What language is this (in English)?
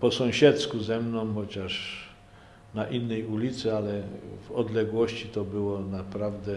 Polish